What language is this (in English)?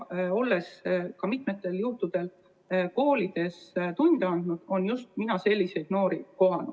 Estonian